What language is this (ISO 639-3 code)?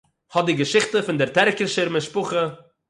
yid